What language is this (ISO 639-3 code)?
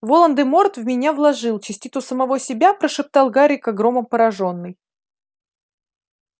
rus